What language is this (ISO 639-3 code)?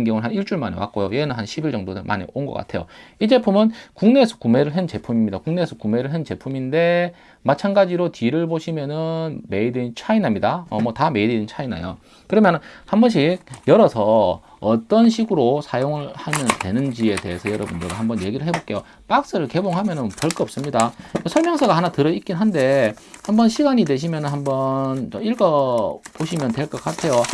kor